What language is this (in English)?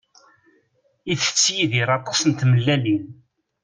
Kabyle